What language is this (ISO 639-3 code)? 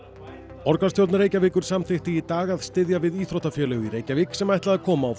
isl